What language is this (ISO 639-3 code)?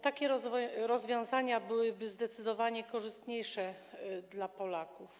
pol